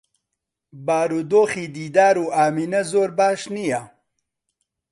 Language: Central Kurdish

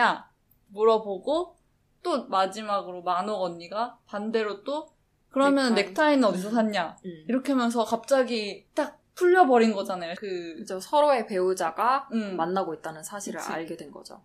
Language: Korean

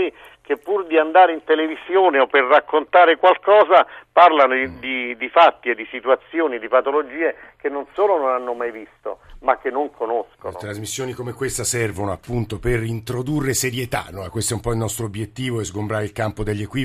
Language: Italian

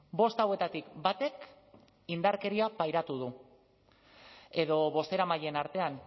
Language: Basque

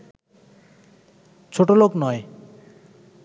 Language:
Bangla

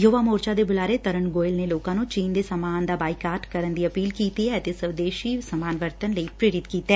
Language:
Punjabi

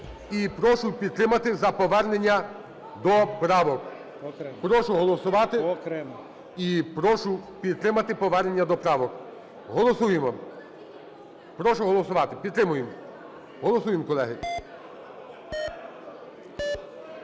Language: Ukrainian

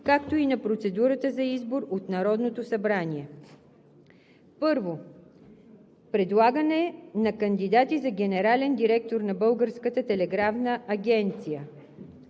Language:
Bulgarian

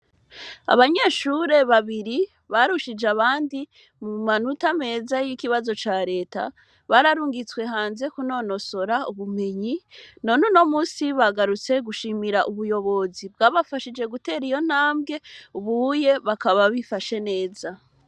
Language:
Rundi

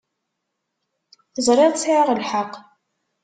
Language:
Kabyle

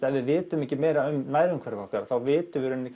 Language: Icelandic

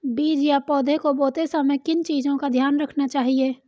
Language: Hindi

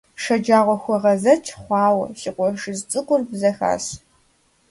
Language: Kabardian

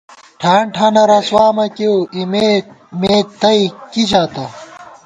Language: Gawar-Bati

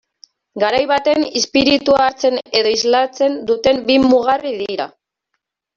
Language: Basque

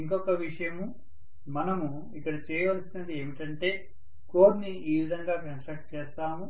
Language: Telugu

